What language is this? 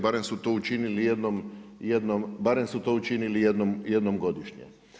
Croatian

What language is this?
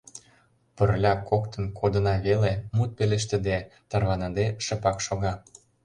Mari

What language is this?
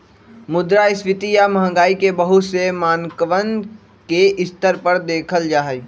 Magahi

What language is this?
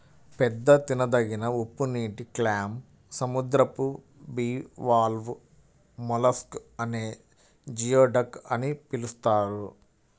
Telugu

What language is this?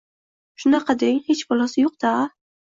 Uzbek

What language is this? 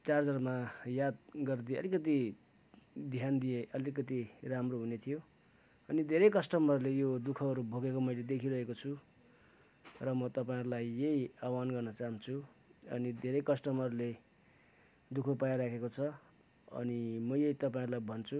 Nepali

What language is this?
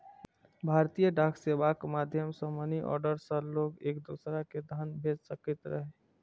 Maithili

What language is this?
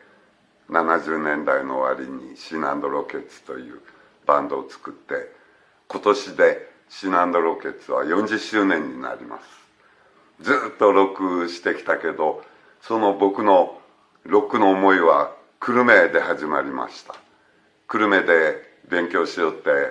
Japanese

